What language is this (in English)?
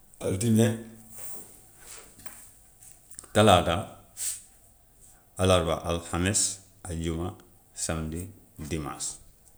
Gambian Wolof